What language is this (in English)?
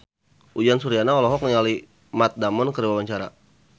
Sundanese